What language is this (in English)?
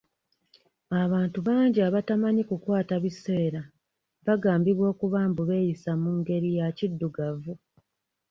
Ganda